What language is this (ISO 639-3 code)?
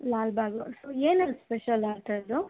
kan